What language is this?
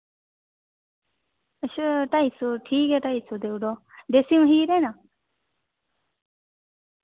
Dogri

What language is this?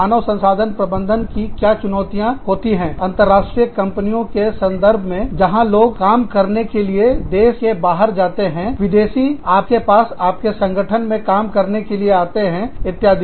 Hindi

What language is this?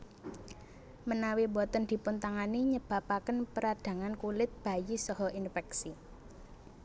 Javanese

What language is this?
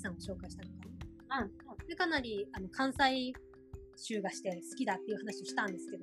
Japanese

